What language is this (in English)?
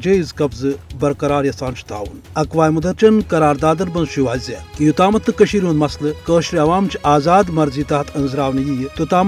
Urdu